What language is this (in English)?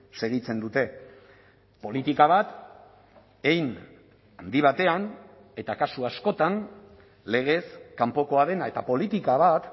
Basque